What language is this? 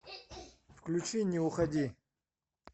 Russian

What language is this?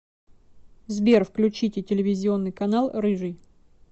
Russian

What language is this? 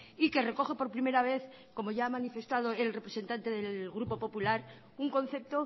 Spanish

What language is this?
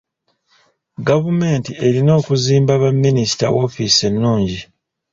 Ganda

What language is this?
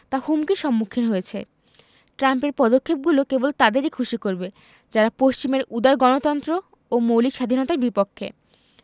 Bangla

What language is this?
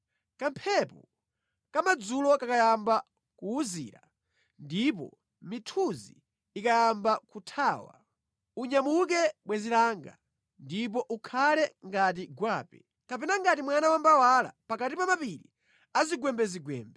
Nyanja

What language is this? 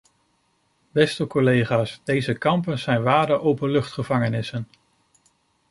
Dutch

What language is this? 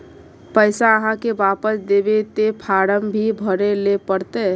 Magahi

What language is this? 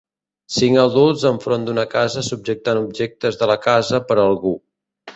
Catalan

